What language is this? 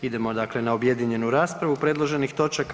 Croatian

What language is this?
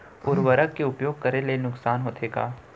Chhattisgarhi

